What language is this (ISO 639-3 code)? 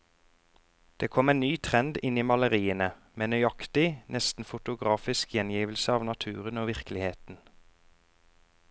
nor